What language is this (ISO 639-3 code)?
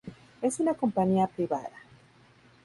spa